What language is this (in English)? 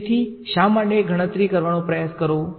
Gujarati